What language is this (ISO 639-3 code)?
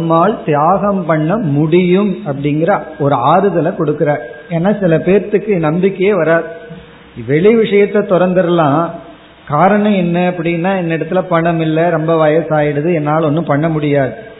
tam